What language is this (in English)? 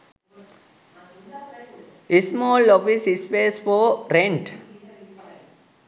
Sinhala